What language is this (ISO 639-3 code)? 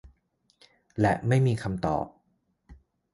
tha